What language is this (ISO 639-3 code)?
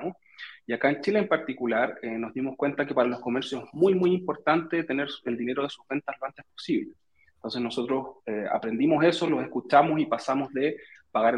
spa